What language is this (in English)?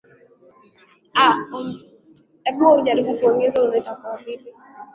Swahili